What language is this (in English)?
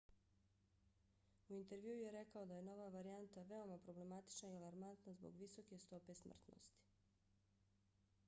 Bosnian